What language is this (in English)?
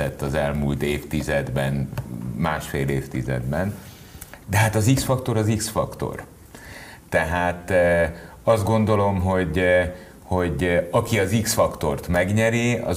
Hungarian